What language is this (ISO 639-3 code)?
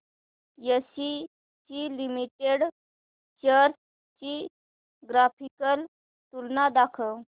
mar